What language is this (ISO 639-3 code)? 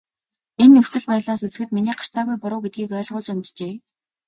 mon